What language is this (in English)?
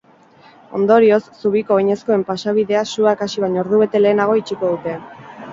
Basque